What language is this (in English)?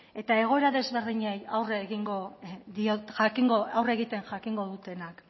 Basque